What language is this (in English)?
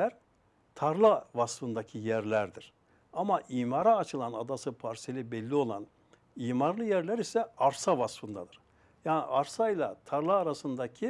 Turkish